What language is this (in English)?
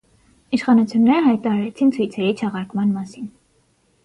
Armenian